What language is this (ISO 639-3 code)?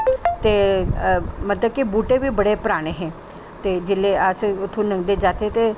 doi